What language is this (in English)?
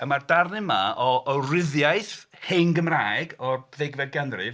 Welsh